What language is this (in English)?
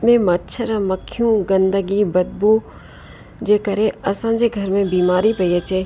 Sindhi